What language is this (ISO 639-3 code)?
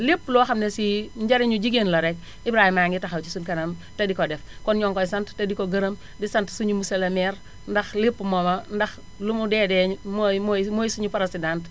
wol